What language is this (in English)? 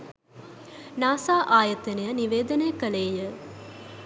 Sinhala